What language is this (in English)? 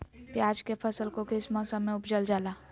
Magahi